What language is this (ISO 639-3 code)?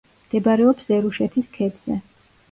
kat